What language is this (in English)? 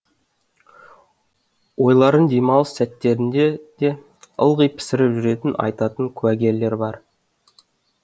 Kazakh